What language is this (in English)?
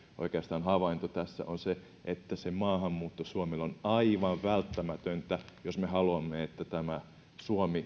Finnish